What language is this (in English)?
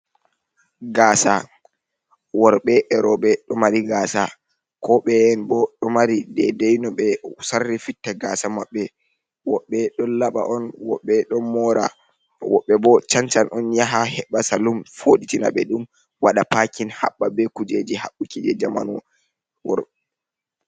Fula